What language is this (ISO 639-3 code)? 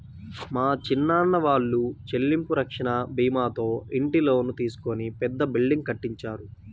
tel